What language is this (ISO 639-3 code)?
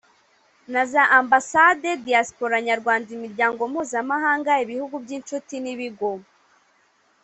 kin